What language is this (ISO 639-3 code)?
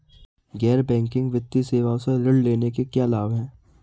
hin